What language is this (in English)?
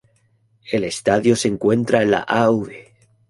Spanish